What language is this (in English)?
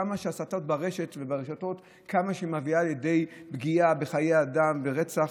Hebrew